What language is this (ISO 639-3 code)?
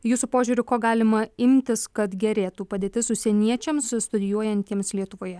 lit